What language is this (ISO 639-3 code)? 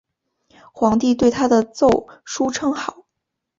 zho